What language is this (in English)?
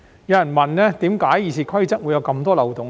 Cantonese